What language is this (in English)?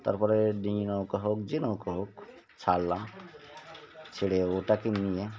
Bangla